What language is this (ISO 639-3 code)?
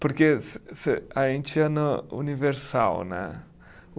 por